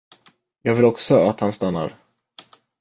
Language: Swedish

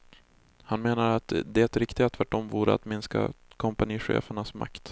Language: Swedish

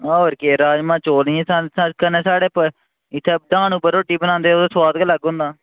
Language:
Dogri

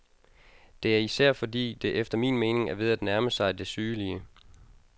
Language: Danish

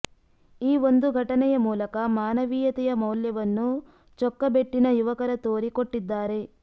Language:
Kannada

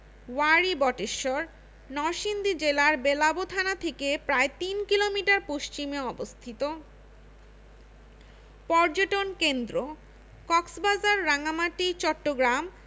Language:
Bangla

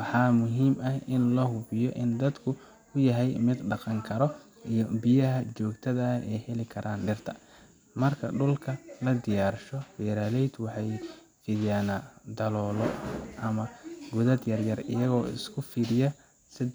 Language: Somali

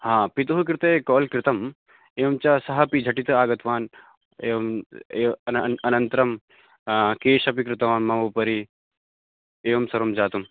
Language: Sanskrit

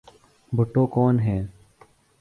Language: Urdu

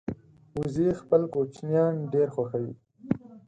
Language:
Pashto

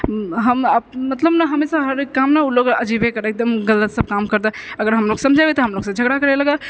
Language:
Maithili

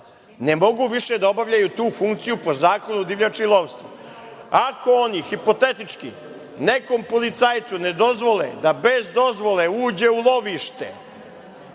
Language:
Serbian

